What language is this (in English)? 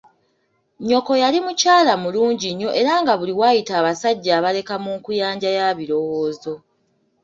Ganda